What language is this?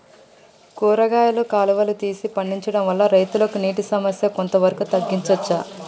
Telugu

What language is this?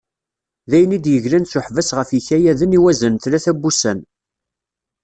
Kabyle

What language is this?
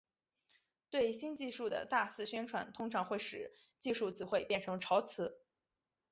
Chinese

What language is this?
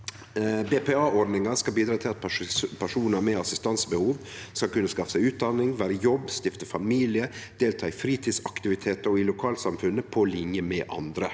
Norwegian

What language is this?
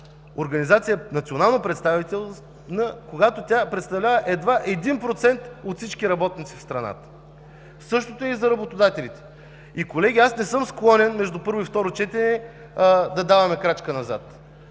Bulgarian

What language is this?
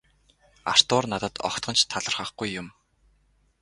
Mongolian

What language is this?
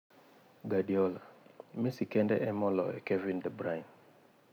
Luo (Kenya and Tanzania)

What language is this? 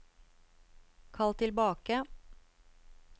Norwegian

